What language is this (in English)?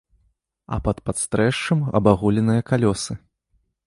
Belarusian